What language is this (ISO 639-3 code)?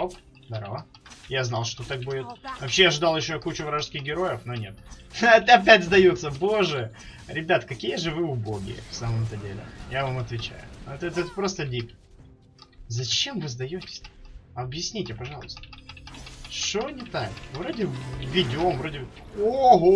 rus